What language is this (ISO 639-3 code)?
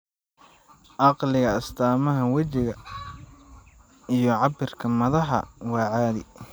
som